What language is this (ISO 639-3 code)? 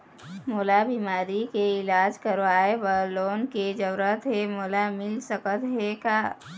hne